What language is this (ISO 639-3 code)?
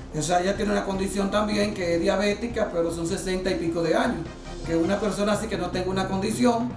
spa